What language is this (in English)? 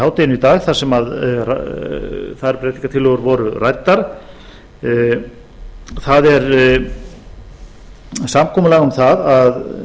Icelandic